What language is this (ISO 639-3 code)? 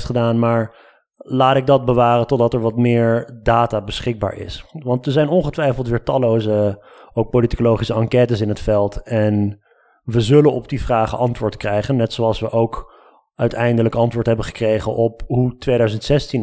nld